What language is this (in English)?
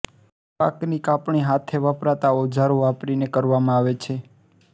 Gujarati